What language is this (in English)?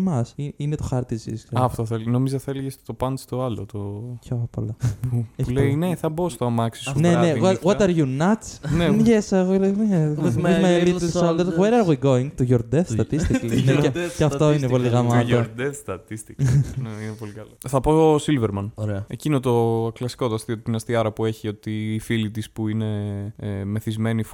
Greek